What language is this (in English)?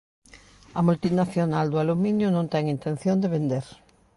Galician